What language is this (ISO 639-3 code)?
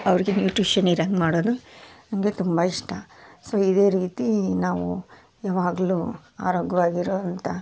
kan